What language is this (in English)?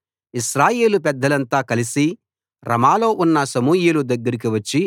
Telugu